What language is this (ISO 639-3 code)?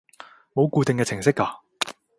yue